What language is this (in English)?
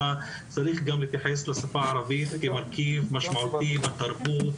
Hebrew